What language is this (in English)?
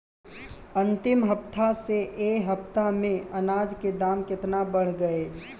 Bhojpuri